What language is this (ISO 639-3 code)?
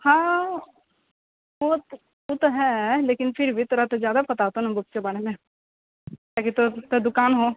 mai